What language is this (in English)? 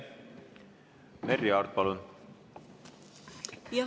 Estonian